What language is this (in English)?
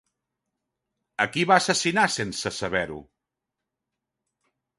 Catalan